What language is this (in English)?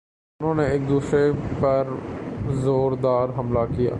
Urdu